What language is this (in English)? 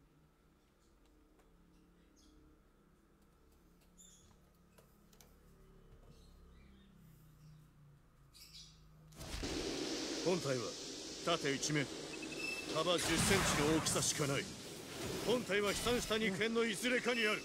Japanese